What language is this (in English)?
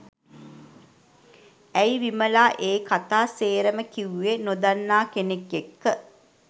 Sinhala